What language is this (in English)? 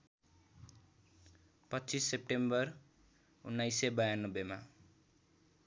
Nepali